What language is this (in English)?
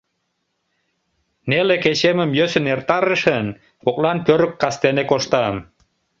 Mari